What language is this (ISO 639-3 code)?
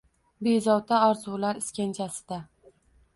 uzb